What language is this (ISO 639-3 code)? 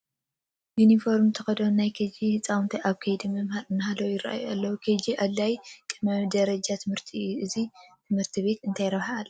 tir